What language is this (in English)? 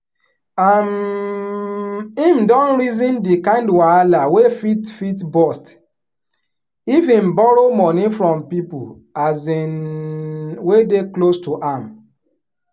Nigerian Pidgin